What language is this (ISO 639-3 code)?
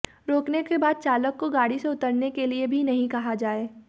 hin